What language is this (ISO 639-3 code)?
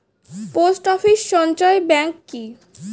ben